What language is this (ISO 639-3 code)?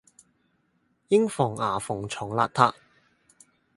yue